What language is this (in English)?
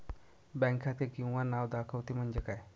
Marathi